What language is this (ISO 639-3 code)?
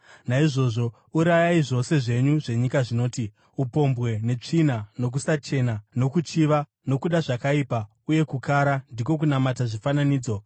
sna